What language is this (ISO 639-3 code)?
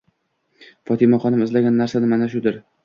uzb